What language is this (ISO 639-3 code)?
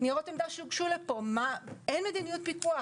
heb